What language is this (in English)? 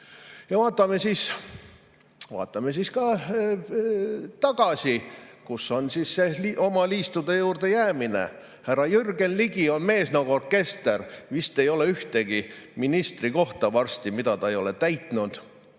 Estonian